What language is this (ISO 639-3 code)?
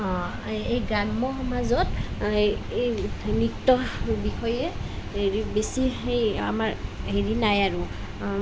asm